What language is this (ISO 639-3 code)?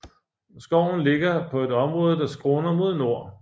dan